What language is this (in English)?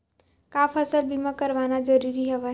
Chhattisgarhi